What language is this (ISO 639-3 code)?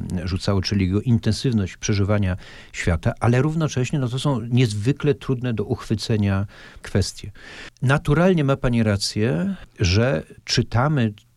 pol